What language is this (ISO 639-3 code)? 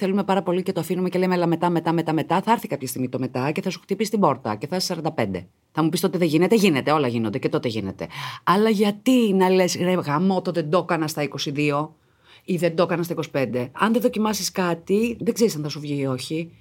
ell